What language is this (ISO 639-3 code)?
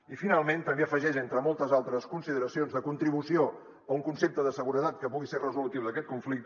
cat